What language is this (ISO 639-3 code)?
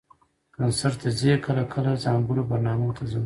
pus